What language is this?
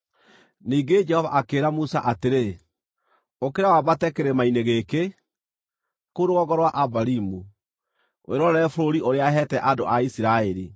Kikuyu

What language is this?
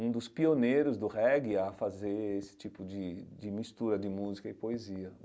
Portuguese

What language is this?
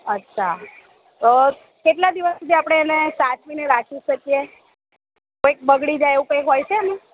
Gujarati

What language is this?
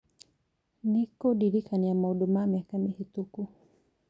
Kikuyu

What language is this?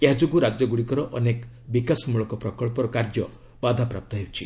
Odia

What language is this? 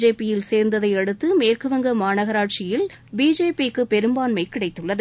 Tamil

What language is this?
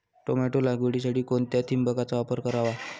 Marathi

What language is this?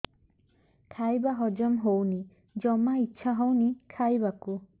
Odia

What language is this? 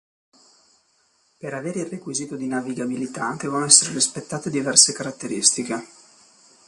Italian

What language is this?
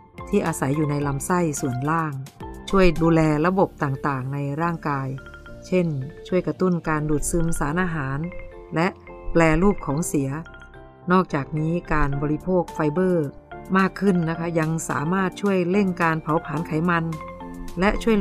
Thai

